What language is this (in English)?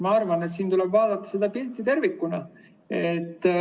Estonian